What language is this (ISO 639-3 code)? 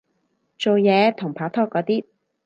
yue